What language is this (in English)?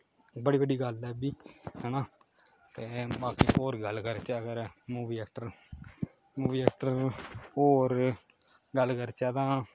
Dogri